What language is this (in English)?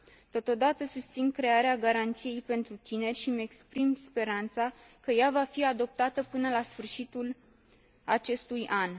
Romanian